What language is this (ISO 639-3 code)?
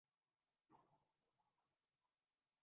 urd